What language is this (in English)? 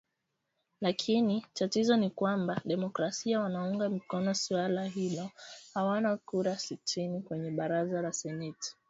Swahili